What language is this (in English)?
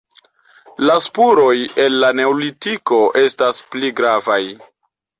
Esperanto